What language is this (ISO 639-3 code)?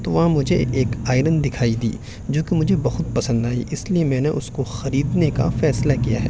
urd